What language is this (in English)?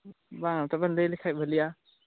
Santali